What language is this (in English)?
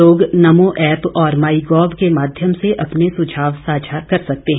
Hindi